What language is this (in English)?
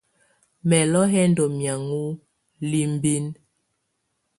Tunen